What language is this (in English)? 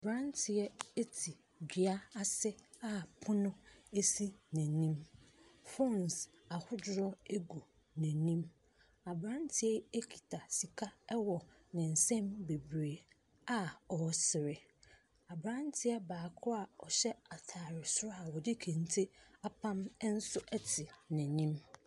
Akan